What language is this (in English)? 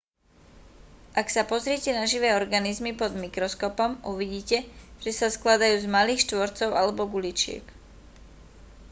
Slovak